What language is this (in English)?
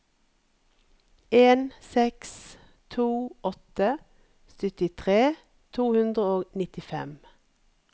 Norwegian